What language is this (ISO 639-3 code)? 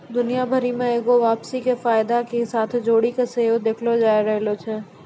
mai